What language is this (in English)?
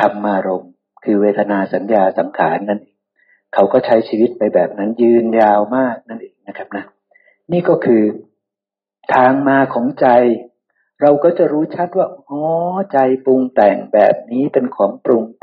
Thai